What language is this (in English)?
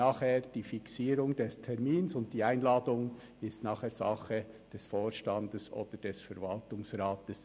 Swiss German